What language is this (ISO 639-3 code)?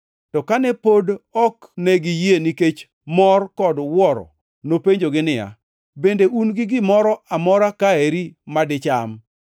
luo